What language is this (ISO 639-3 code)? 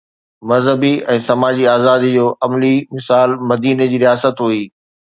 snd